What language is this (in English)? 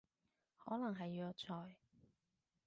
Cantonese